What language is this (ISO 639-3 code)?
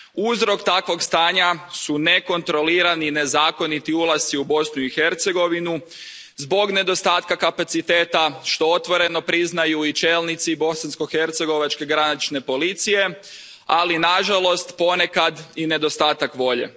hrv